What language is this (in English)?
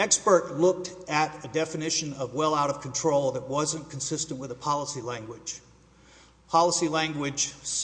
English